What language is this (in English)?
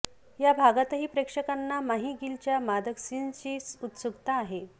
Marathi